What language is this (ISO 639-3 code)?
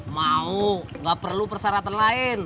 ind